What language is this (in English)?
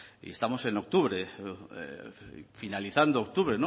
Spanish